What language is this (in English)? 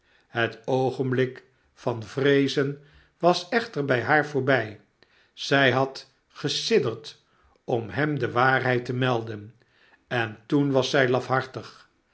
Dutch